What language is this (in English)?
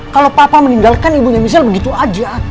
Indonesian